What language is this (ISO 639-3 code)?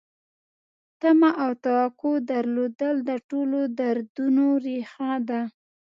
pus